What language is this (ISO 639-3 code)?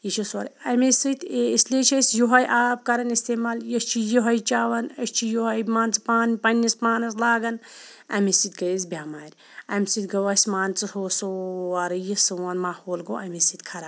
kas